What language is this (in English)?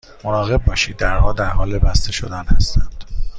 Persian